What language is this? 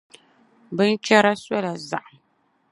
Dagbani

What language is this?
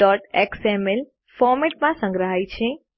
Gujarati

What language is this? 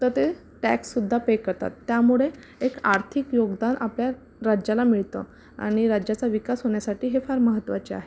Marathi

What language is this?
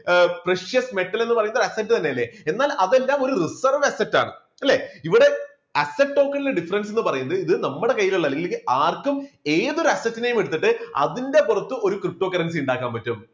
Malayalam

